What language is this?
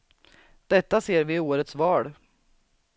Swedish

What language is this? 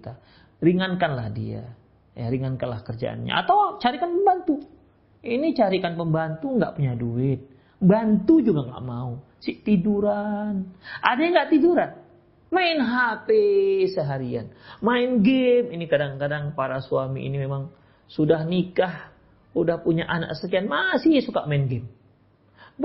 Indonesian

